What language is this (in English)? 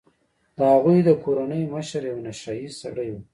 Pashto